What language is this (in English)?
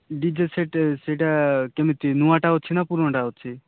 Odia